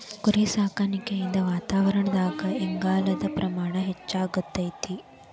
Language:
Kannada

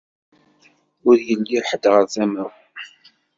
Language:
Kabyle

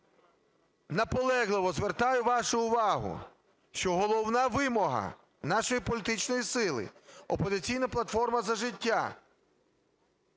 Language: Ukrainian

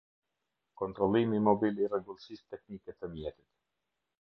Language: Albanian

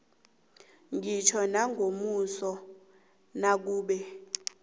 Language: South Ndebele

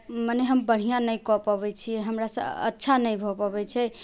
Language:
Maithili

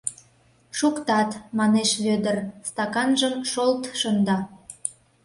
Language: Mari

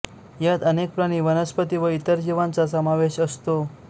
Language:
Marathi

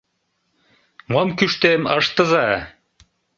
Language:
Mari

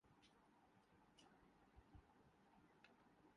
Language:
Urdu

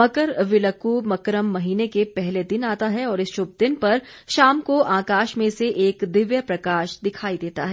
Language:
Hindi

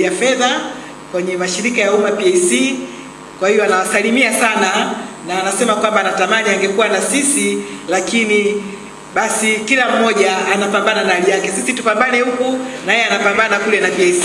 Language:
Swahili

